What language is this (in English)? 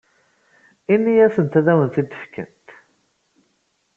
Kabyle